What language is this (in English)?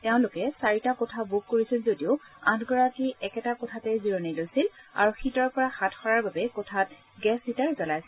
Assamese